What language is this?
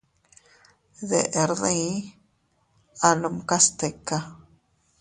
Teutila Cuicatec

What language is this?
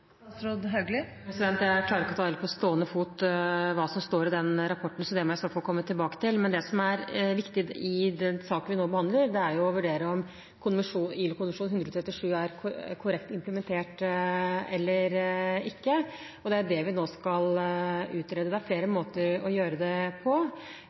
Norwegian Bokmål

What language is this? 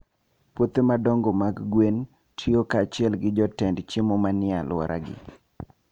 Luo (Kenya and Tanzania)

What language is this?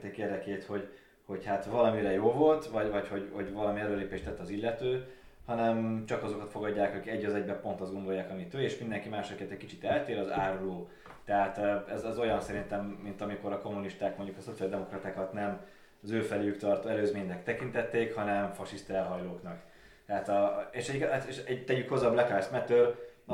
Hungarian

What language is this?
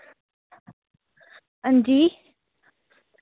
Dogri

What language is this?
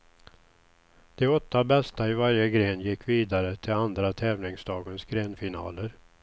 Swedish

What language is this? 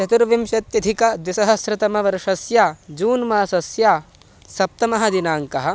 Sanskrit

